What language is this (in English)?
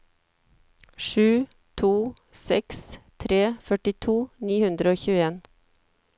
Norwegian